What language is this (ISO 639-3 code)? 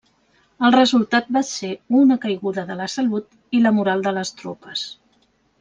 cat